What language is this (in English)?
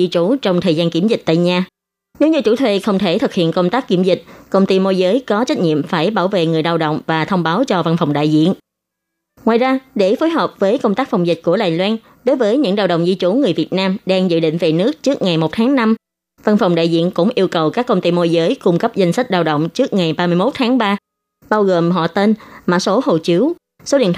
Vietnamese